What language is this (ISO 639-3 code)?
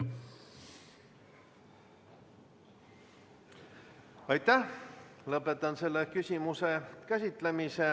est